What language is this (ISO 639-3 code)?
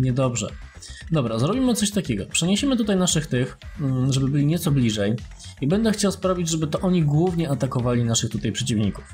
pol